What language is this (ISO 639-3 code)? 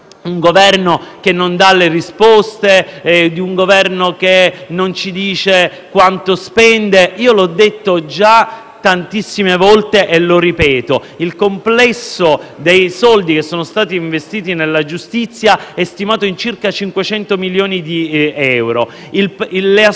ita